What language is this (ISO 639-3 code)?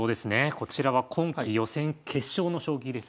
jpn